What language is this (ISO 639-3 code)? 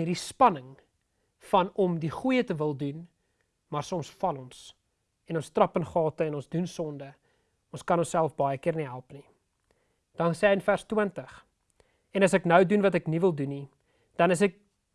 nld